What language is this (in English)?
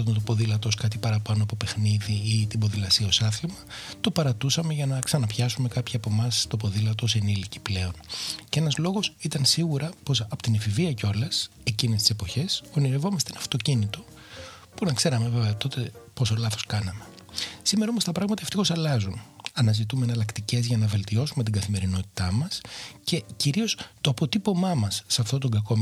Greek